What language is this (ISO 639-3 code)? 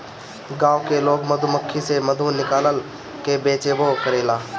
bho